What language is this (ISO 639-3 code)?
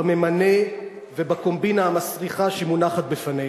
heb